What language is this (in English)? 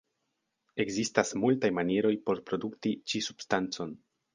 Esperanto